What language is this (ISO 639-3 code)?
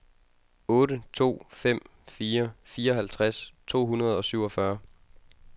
dan